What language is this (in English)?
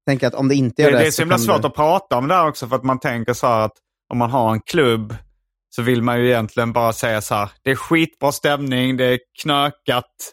Swedish